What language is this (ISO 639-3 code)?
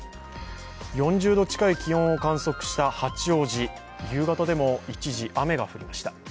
jpn